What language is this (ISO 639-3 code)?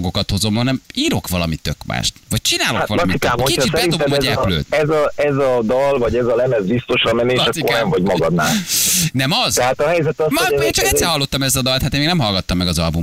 hun